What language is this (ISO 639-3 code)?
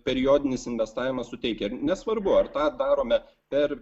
lit